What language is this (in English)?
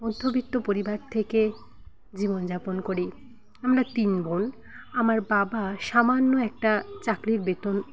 Bangla